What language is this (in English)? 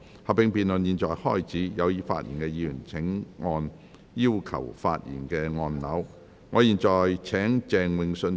Cantonese